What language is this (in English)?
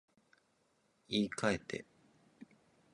Japanese